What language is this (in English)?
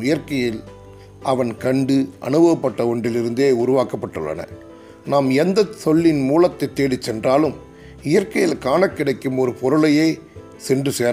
Tamil